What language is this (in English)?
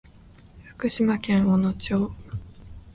Japanese